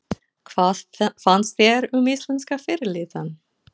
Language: Icelandic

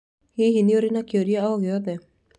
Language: Kikuyu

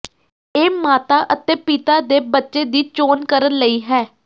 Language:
Punjabi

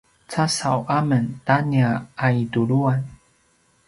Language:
Paiwan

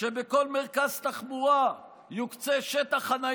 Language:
Hebrew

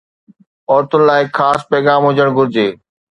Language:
Sindhi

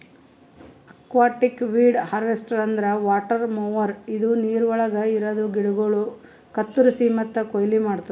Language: Kannada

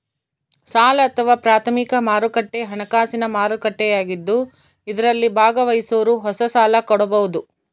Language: Kannada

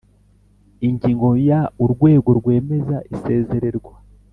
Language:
Kinyarwanda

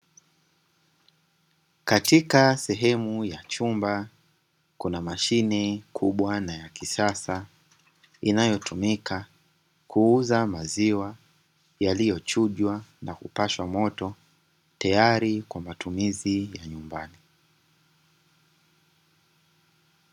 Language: Swahili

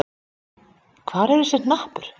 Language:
Icelandic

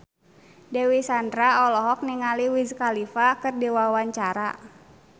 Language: Sundanese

